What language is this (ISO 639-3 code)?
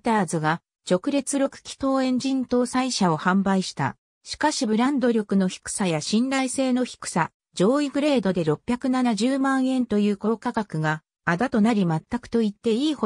jpn